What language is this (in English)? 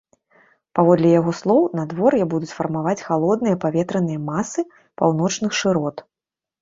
Belarusian